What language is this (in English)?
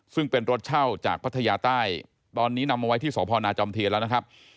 Thai